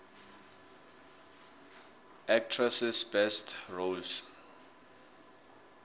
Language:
South Ndebele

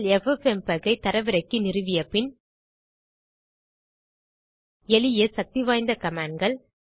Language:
Tamil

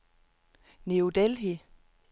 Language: Danish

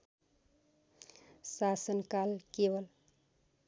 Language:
Nepali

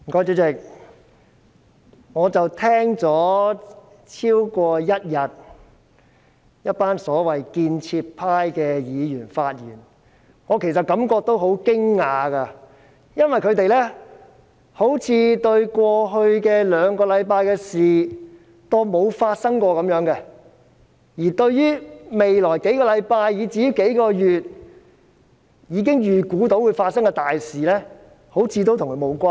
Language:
Cantonese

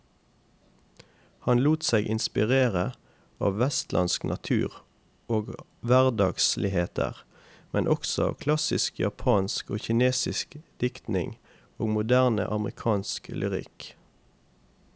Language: Norwegian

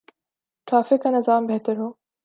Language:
Urdu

